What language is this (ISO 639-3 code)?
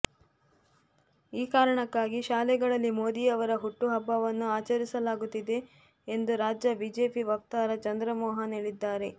kan